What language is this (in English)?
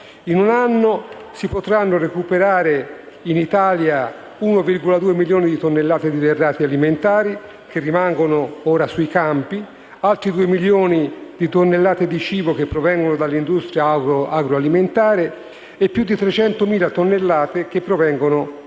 Italian